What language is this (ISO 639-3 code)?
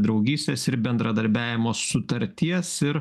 lit